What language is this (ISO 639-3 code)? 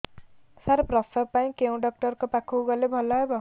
ori